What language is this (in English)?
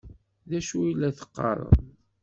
Kabyle